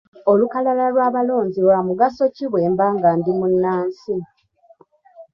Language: Ganda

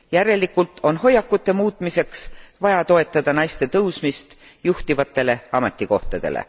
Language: Estonian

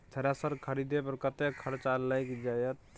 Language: Maithili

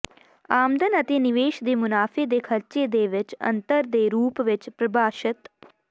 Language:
Punjabi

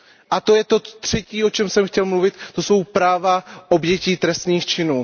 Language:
Czech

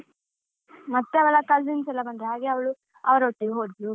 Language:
Kannada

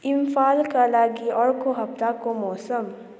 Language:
Nepali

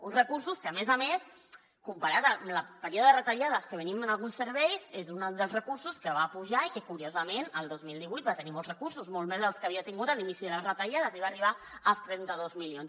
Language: Catalan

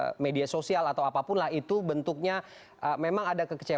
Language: Indonesian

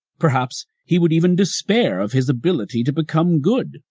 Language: English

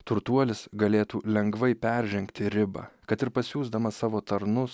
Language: Lithuanian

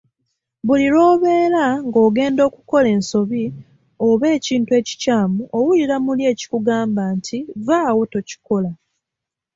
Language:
Ganda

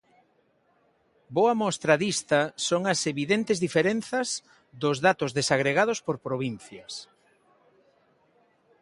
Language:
Galician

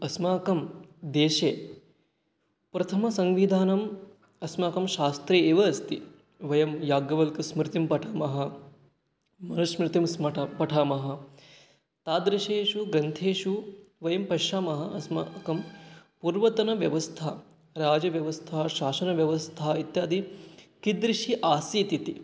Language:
Sanskrit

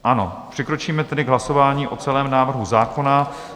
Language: Czech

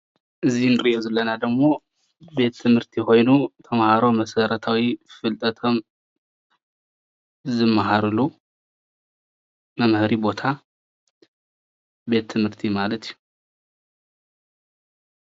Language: Tigrinya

